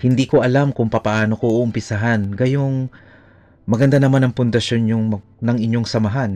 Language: Filipino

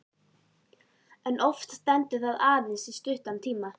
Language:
Icelandic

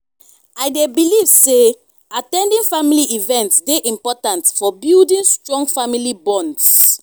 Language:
Nigerian Pidgin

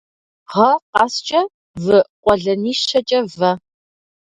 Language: Kabardian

